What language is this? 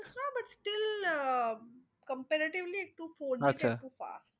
Bangla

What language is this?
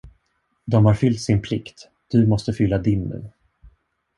Swedish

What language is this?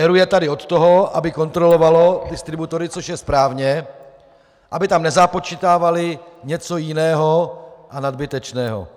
Czech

